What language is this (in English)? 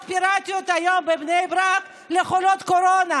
Hebrew